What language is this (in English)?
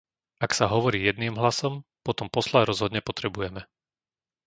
Slovak